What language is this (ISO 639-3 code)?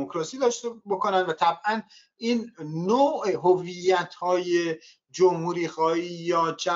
fas